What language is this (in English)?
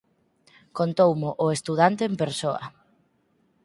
Galician